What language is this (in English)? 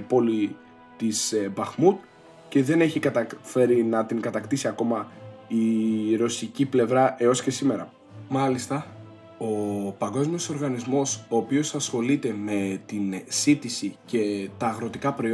Greek